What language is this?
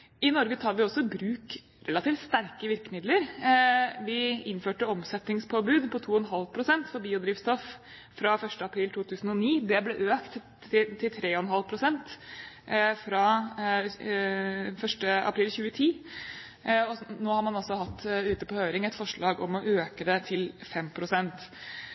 Norwegian Bokmål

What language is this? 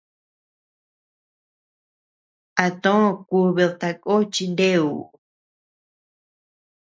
Tepeuxila Cuicatec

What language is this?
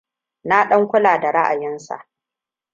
Hausa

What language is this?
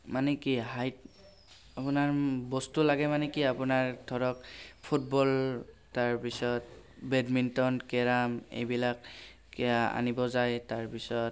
Assamese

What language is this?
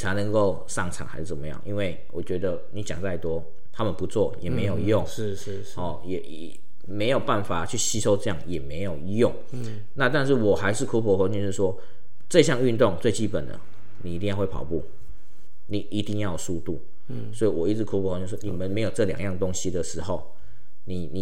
Chinese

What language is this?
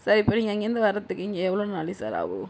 Tamil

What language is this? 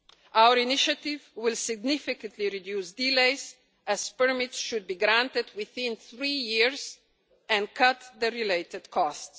English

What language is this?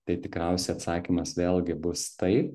Lithuanian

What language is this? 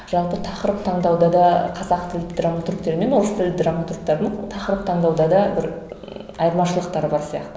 Kazakh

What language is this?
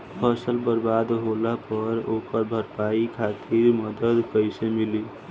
Bhojpuri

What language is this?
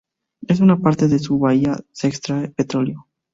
Spanish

